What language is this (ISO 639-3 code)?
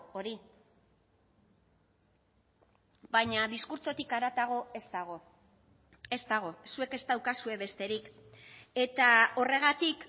eus